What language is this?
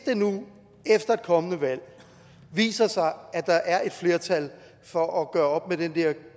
Danish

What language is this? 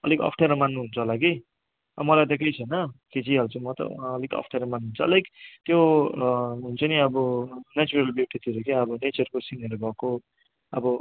Nepali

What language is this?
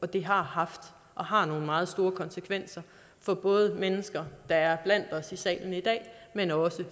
Danish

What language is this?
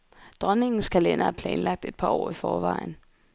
Danish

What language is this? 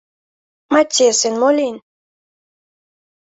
Mari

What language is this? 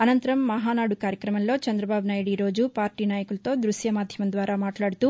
Telugu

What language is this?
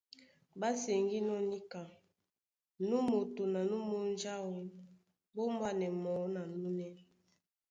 Duala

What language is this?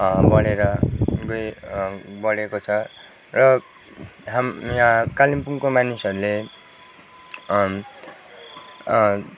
Nepali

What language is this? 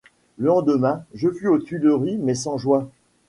French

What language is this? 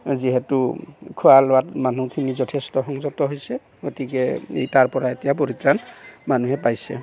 Assamese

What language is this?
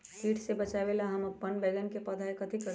Magahi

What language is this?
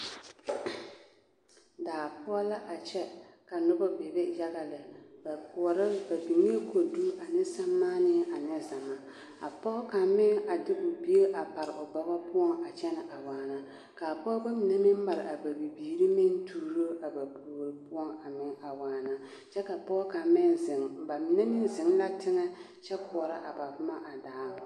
Southern Dagaare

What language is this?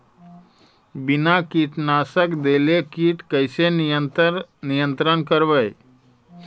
Magahi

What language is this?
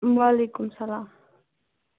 Kashmiri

